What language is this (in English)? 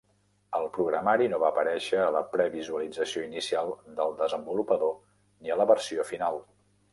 Catalan